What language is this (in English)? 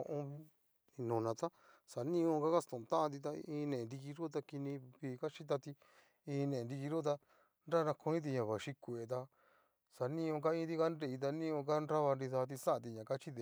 Cacaloxtepec Mixtec